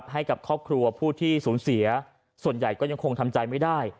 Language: Thai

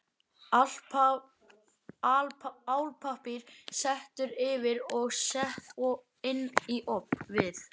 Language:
Icelandic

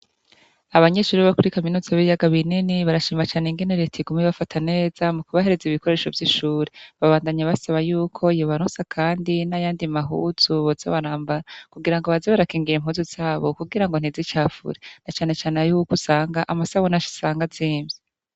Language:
Rundi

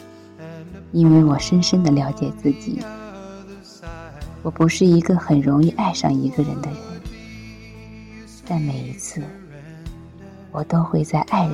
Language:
Chinese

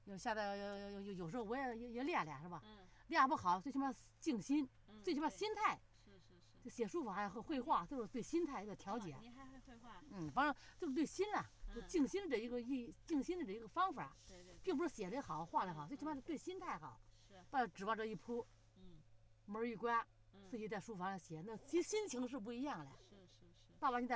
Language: Chinese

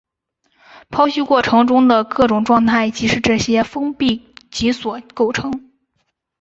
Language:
Chinese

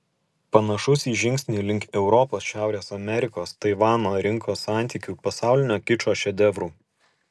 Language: Lithuanian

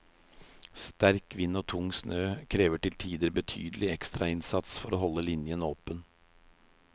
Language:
Norwegian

